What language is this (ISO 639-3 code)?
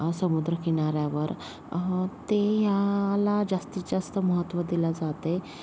mar